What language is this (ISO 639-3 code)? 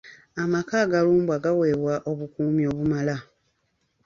lug